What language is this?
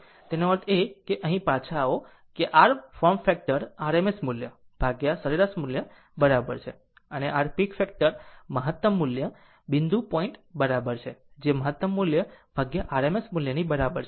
Gujarati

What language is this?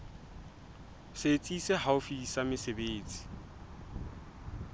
Southern Sotho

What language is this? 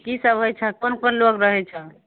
Maithili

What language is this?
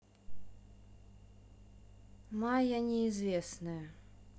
Russian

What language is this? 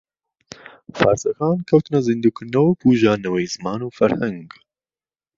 Central Kurdish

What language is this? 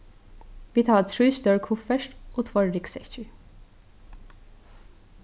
Faroese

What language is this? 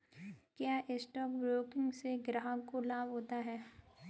Hindi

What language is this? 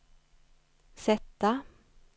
Swedish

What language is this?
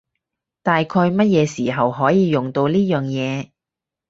Cantonese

